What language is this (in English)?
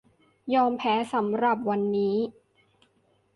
Thai